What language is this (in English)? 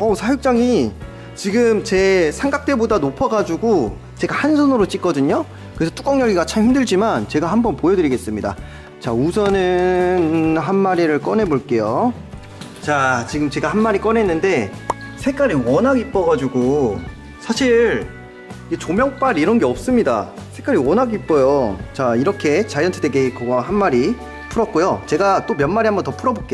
Korean